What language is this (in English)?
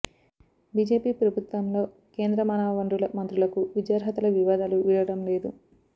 Telugu